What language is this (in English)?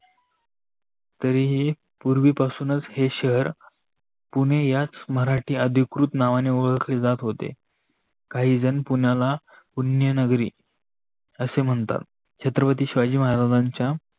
Marathi